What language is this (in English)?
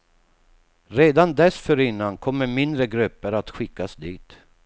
Swedish